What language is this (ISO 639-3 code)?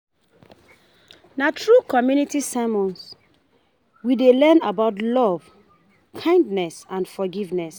pcm